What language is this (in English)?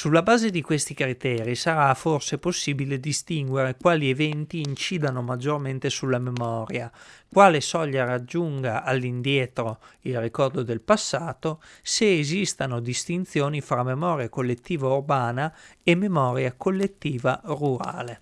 Italian